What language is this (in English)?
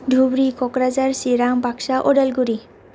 Bodo